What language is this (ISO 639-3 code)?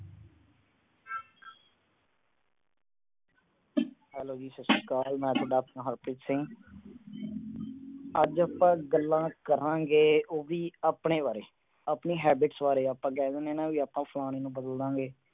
pan